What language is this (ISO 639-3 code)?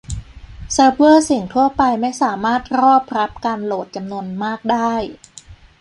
tha